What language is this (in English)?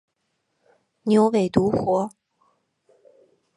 Chinese